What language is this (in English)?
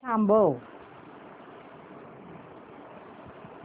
Marathi